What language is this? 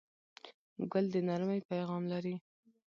Pashto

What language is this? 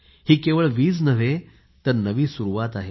Marathi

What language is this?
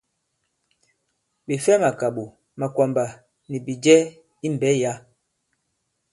Bankon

